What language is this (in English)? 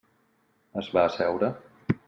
Catalan